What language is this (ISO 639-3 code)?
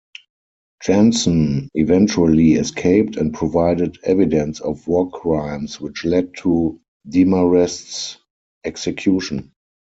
eng